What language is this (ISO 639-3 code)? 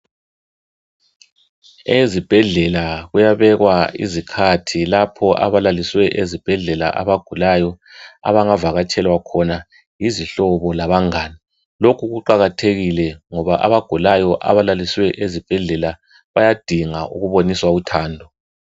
nde